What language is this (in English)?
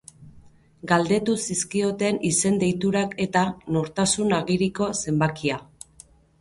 Basque